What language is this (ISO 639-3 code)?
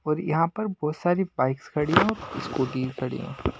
hin